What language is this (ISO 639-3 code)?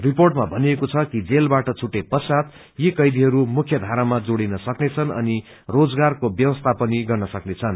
nep